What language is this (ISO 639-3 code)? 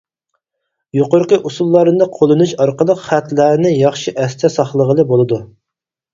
uig